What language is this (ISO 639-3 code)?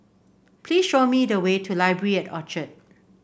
eng